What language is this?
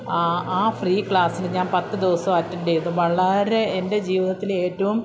Malayalam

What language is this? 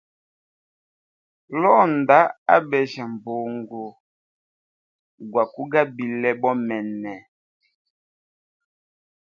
Hemba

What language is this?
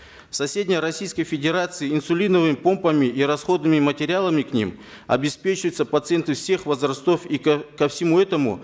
Kazakh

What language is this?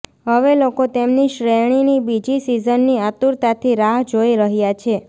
Gujarati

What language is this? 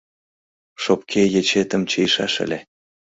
Mari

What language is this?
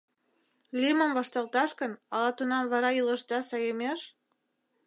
Mari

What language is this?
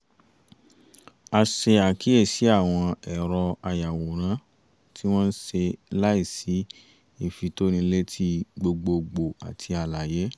Yoruba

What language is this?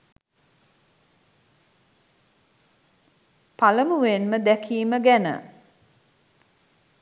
Sinhala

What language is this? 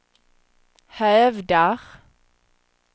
Swedish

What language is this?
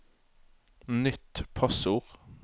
Norwegian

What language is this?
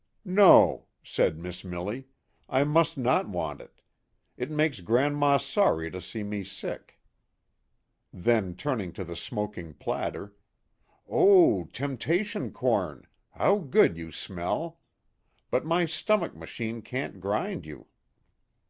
English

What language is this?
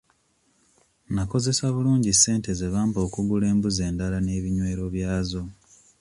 Ganda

